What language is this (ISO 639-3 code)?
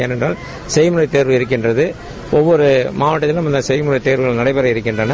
tam